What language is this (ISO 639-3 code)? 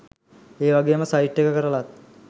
sin